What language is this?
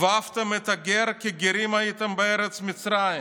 Hebrew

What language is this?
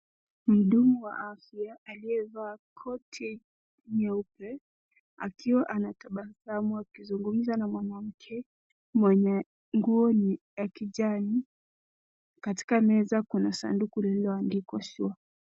Swahili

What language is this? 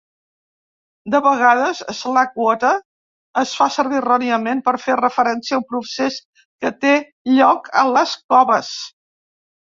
Catalan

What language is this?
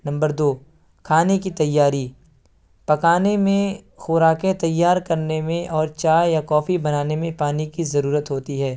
Urdu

